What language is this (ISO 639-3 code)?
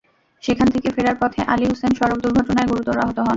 ben